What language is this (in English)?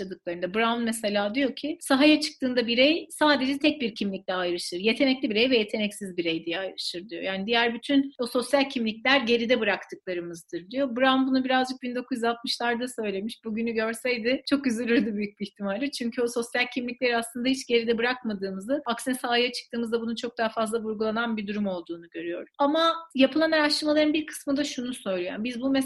Turkish